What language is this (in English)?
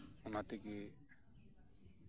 Santali